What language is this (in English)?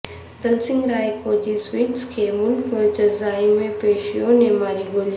Urdu